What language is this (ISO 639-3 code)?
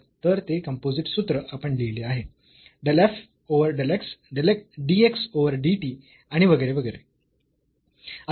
mar